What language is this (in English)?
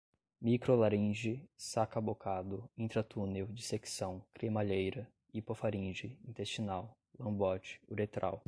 Portuguese